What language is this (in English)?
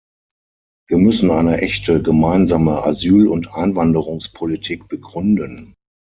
German